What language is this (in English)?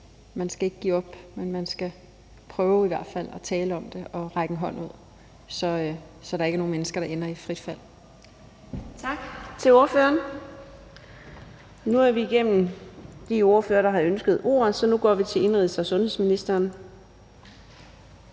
Danish